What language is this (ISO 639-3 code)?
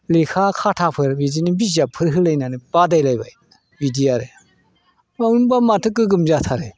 brx